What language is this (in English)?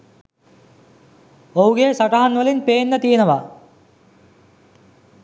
Sinhala